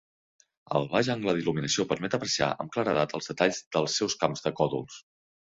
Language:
Catalan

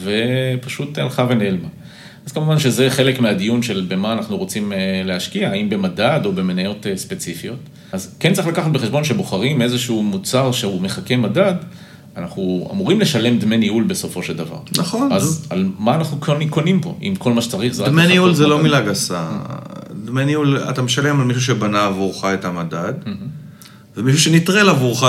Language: Hebrew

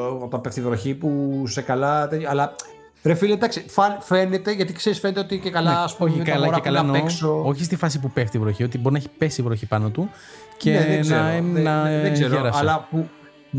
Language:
Greek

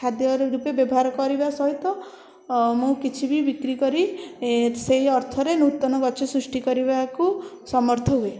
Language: Odia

